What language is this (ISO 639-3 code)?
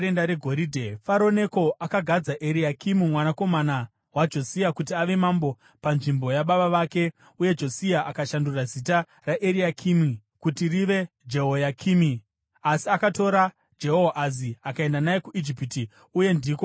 sna